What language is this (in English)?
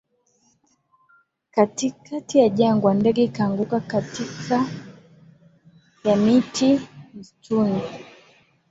Swahili